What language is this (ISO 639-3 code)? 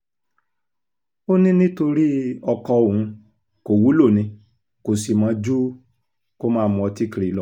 yor